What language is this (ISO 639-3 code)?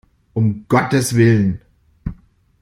deu